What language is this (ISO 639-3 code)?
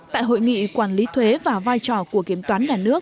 vie